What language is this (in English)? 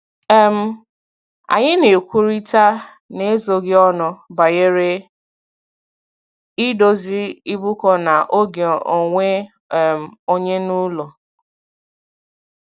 Igbo